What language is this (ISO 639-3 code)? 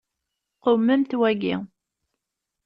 kab